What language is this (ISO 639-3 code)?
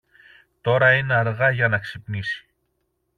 ell